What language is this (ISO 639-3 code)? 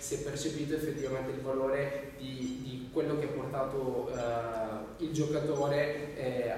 ita